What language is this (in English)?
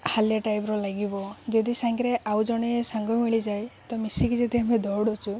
Odia